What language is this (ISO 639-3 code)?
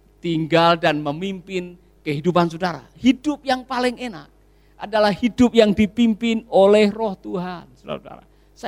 ind